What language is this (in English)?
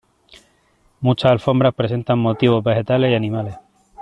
Spanish